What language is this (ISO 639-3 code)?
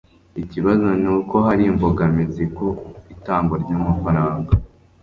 kin